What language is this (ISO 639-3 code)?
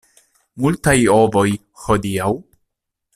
epo